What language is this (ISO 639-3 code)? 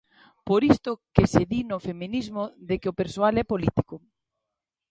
glg